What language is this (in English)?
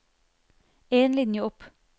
Norwegian